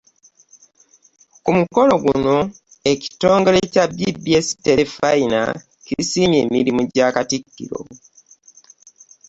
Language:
Ganda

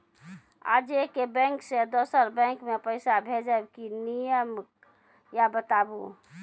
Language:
Maithili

